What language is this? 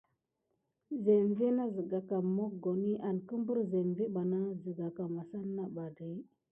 Gidar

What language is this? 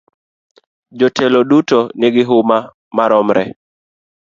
Luo (Kenya and Tanzania)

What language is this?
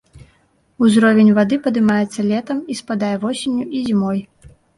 Belarusian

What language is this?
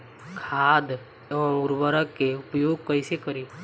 Bhojpuri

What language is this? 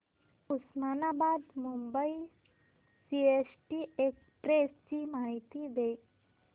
Marathi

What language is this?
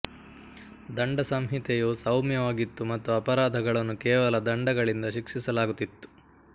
Kannada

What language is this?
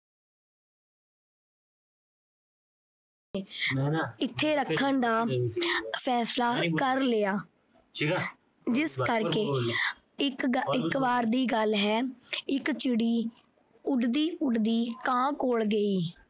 Punjabi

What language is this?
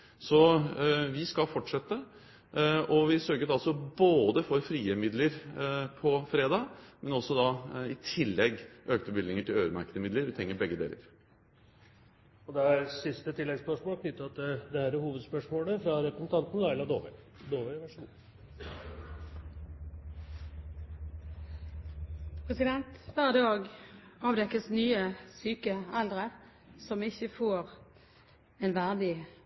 Norwegian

